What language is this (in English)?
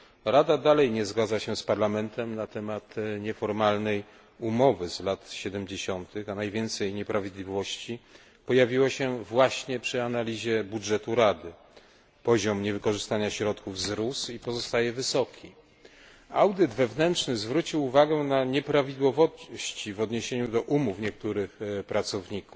Polish